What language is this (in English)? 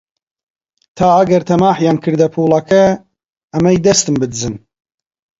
Central Kurdish